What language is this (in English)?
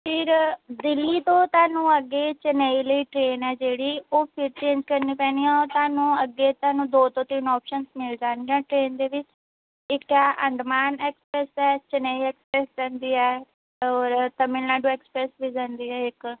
Punjabi